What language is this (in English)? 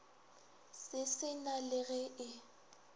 Northern Sotho